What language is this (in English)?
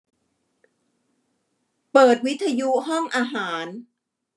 Thai